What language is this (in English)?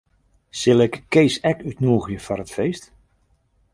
Western Frisian